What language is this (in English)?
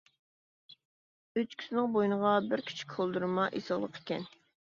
Uyghur